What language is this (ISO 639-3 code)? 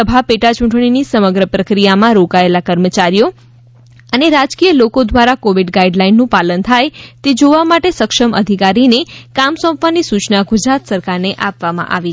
guj